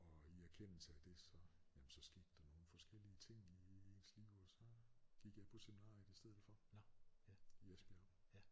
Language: Danish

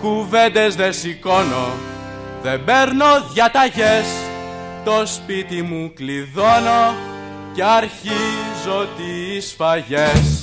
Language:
Greek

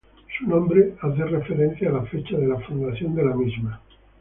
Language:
Spanish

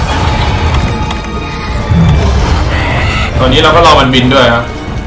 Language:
Thai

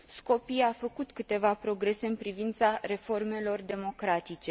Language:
Romanian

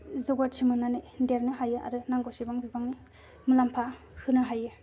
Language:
Bodo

